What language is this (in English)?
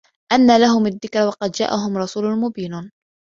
Arabic